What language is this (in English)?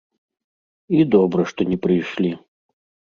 Belarusian